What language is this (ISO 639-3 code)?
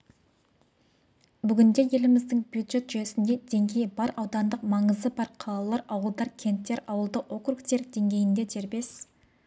kaz